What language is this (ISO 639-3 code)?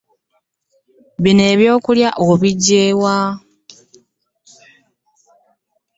lug